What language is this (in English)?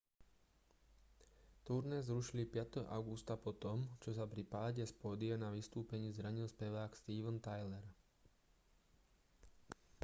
Slovak